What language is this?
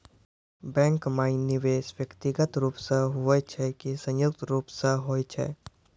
Maithili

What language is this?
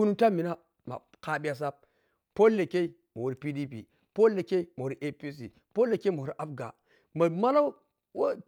Piya-Kwonci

